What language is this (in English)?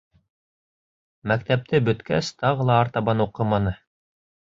Bashkir